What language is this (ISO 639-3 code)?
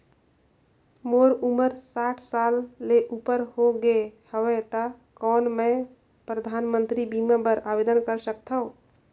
hne